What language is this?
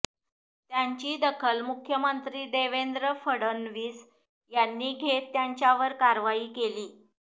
Marathi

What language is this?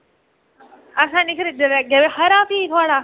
Dogri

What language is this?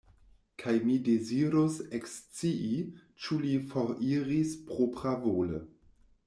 Esperanto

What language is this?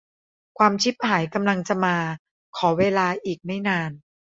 Thai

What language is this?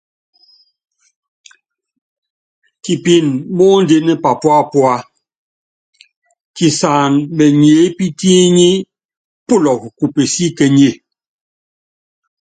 Yangben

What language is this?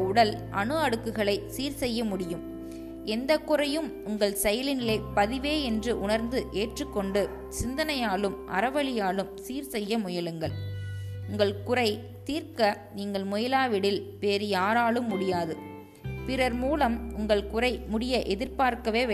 Tamil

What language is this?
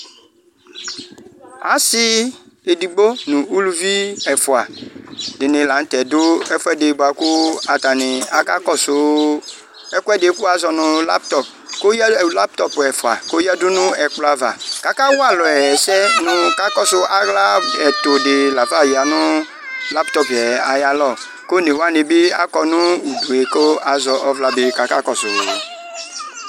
Ikposo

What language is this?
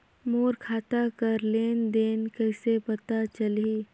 Chhattisgarhi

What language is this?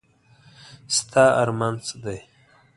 Pashto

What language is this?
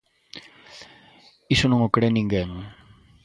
Galician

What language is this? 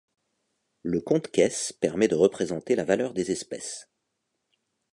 French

